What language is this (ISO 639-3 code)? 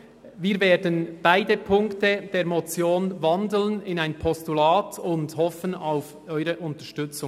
gsw